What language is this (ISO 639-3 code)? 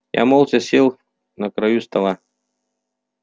rus